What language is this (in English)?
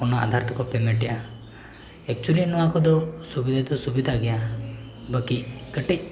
Santali